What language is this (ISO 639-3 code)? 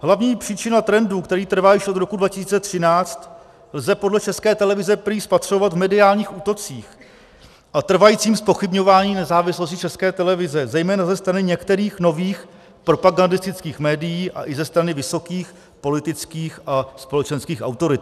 ces